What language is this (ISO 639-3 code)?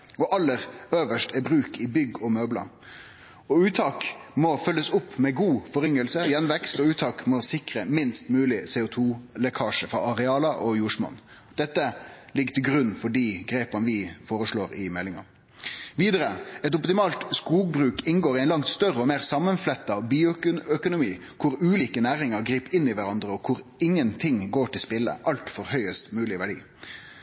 nno